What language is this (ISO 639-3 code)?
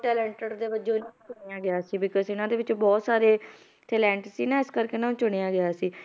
pan